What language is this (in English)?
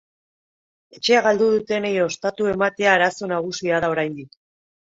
Basque